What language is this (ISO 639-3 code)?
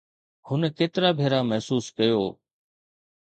snd